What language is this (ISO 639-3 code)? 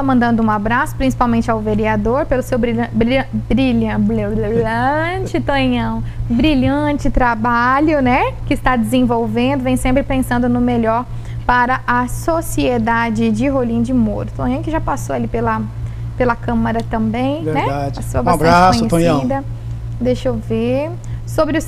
por